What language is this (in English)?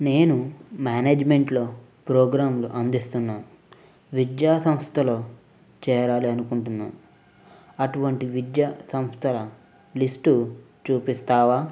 Telugu